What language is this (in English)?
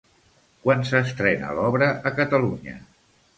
Catalan